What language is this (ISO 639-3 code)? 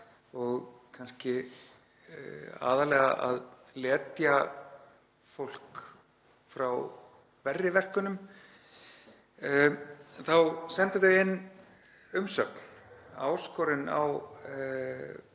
isl